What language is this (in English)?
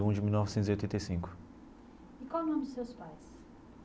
Portuguese